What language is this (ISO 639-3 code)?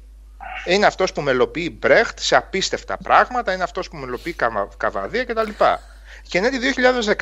ell